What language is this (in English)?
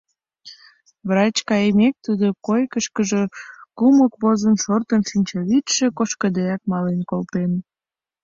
Mari